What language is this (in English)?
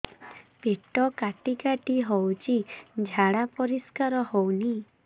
Odia